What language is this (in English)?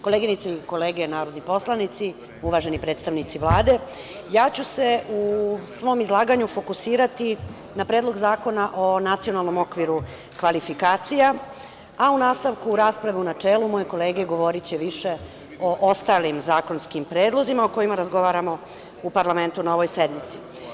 Serbian